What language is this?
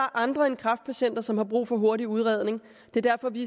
Danish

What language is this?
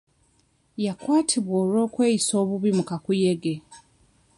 Ganda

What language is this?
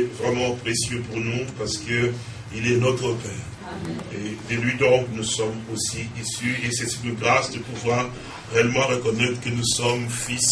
French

